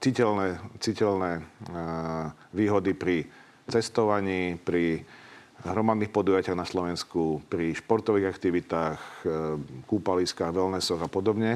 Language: Slovak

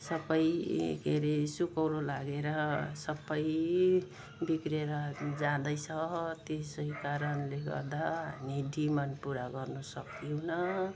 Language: Nepali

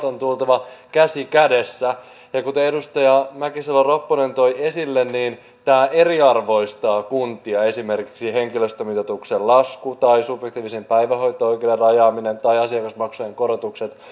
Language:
Finnish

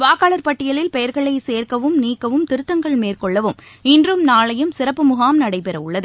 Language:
Tamil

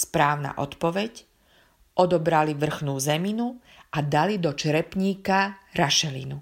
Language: Slovak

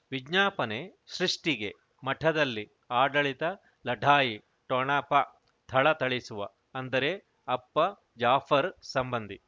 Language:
Kannada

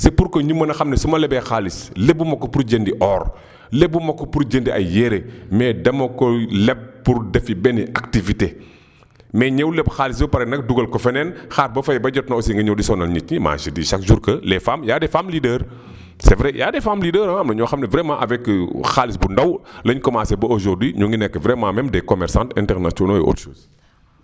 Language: Wolof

